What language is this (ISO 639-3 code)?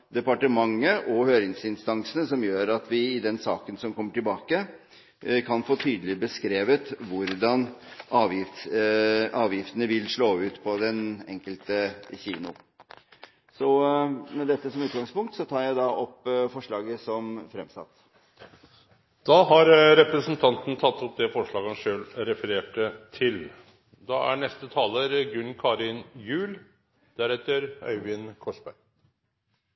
nor